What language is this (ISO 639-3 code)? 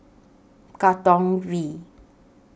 eng